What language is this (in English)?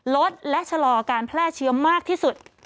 Thai